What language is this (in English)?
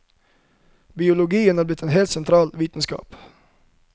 Norwegian